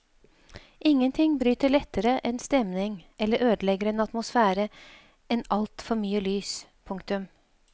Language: Norwegian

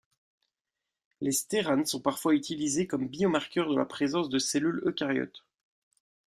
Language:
French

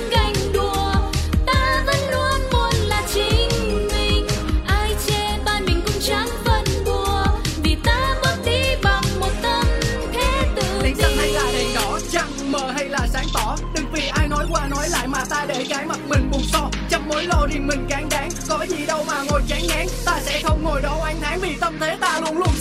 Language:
Vietnamese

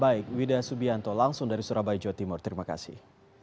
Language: Indonesian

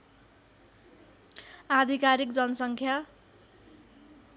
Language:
Nepali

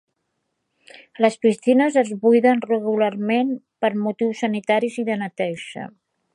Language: Catalan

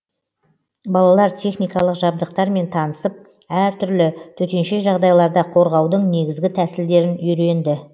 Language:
Kazakh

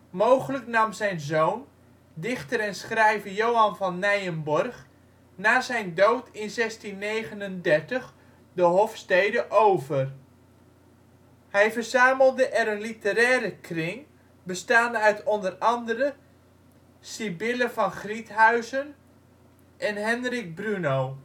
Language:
Dutch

